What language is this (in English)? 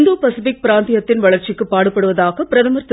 Tamil